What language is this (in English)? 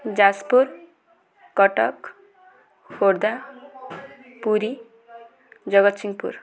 Odia